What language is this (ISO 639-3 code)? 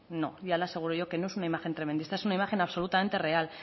spa